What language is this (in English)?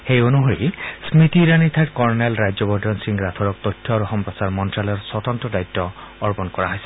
Assamese